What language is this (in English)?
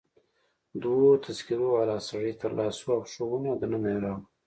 Pashto